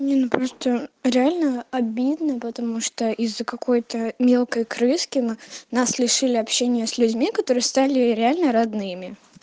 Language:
Russian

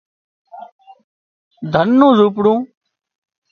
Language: Wadiyara Koli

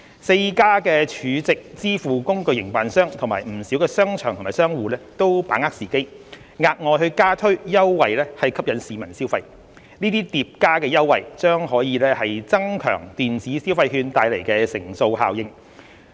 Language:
Cantonese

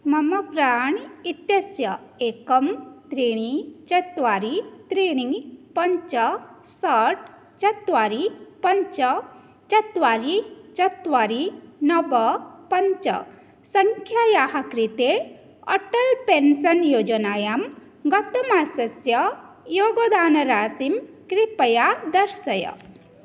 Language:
Sanskrit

